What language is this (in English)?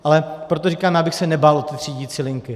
Czech